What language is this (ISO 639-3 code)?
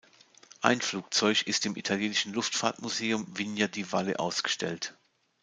deu